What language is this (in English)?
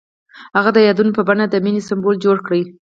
Pashto